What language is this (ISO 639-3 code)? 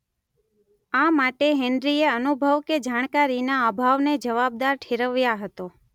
guj